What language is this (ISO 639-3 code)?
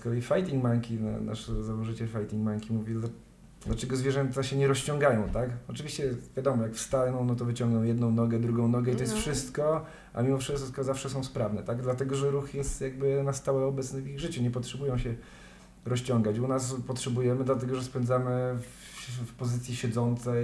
pol